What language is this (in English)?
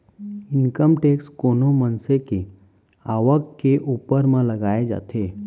Chhattisgarhi